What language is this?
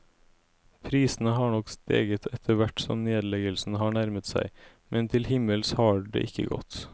Norwegian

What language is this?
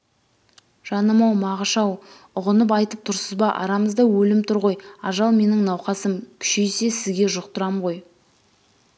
Kazakh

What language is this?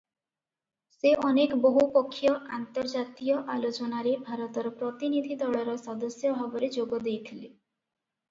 Odia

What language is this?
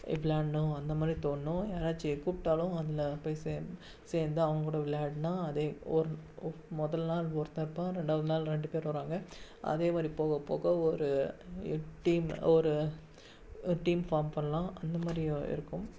Tamil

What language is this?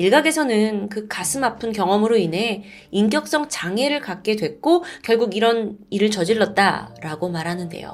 Korean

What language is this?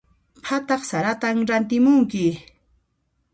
Puno Quechua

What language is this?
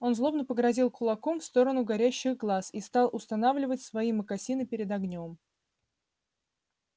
Russian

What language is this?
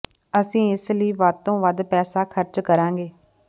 Punjabi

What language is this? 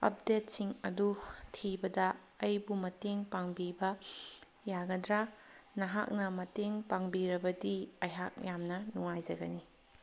Manipuri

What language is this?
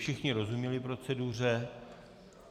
Czech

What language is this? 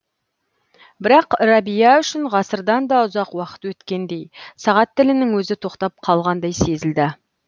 Kazakh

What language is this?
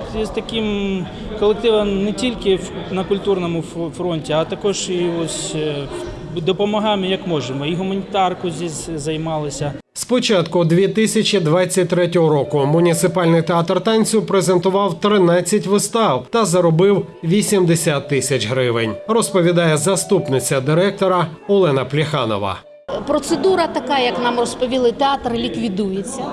Ukrainian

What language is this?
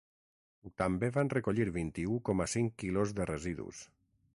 Catalan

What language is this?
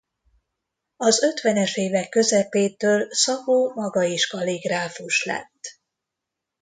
Hungarian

